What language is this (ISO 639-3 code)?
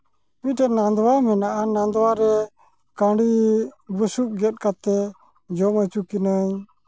sat